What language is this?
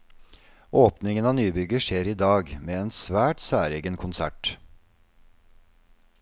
Norwegian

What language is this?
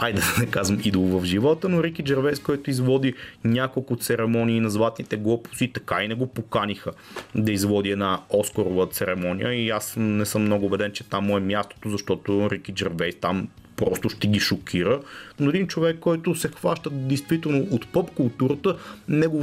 Bulgarian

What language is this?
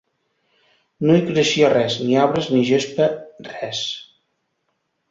Catalan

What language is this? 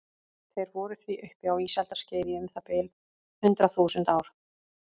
Icelandic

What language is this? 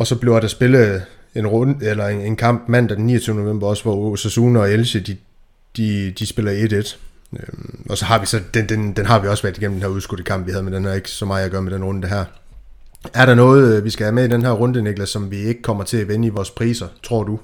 Danish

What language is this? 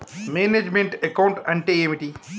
Telugu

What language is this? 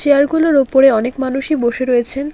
Bangla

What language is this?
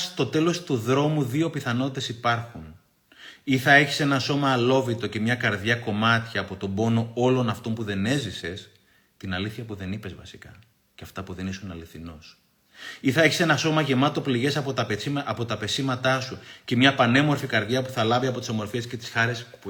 Greek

